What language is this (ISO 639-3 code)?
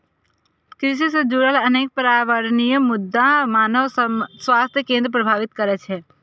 mai